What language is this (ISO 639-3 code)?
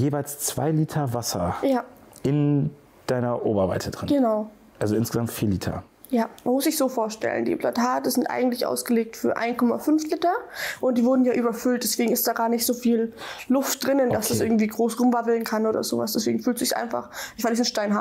deu